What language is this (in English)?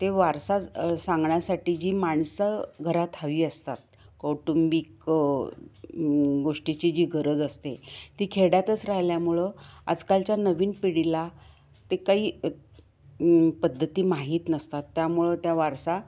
Marathi